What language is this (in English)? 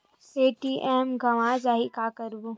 Chhattisgarhi